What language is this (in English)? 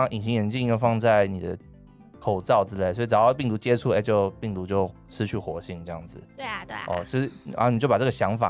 Chinese